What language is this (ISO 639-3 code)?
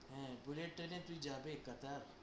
ben